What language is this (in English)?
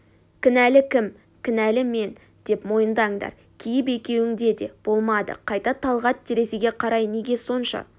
Kazakh